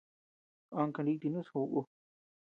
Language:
Tepeuxila Cuicatec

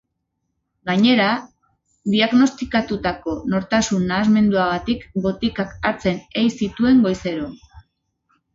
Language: Basque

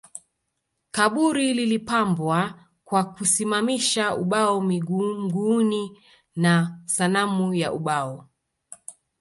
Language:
Swahili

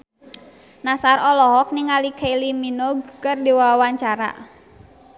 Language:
Sundanese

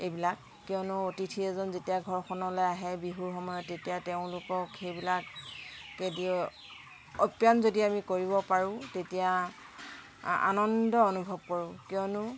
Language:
Assamese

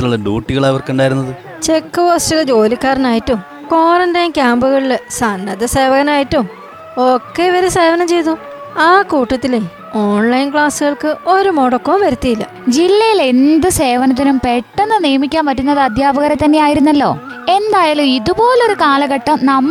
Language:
Malayalam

